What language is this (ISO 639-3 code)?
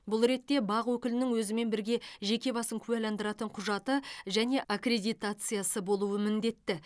kaz